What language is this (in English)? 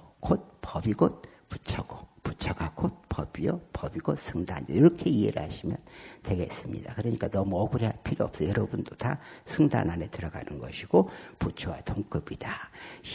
Korean